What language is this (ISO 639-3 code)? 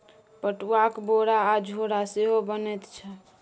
mai